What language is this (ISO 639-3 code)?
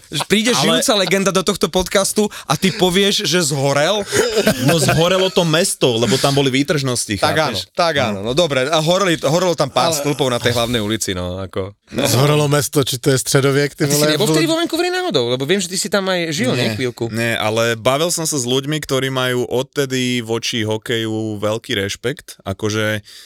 slk